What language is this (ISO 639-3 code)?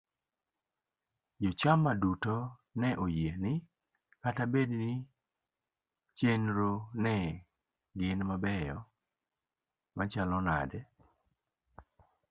luo